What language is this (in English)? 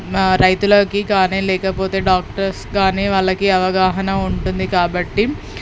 Telugu